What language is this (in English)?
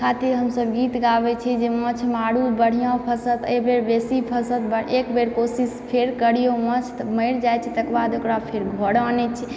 Maithili